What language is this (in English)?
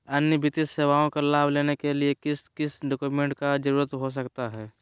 Magahi